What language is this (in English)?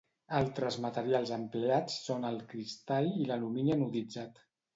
Catalan